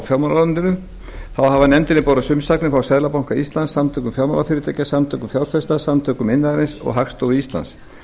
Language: Icelandic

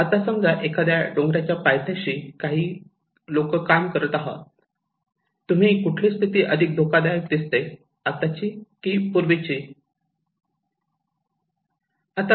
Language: Marathi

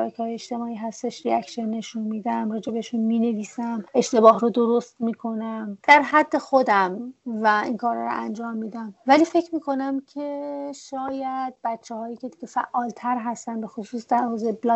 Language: Persian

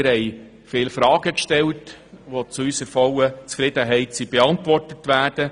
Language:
Swiss German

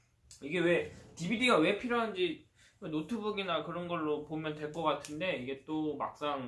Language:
Korean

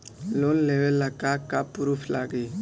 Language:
Bhojpuri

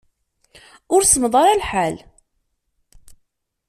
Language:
Kabyle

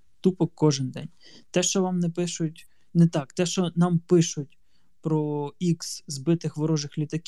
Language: Ukrainian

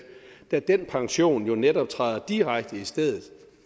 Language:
Danish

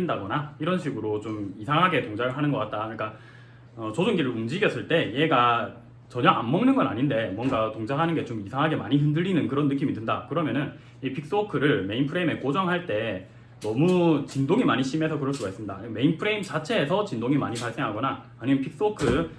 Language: Korean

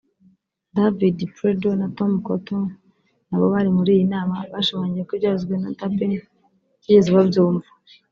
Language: Kinyarwanda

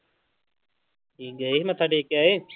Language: Punjabi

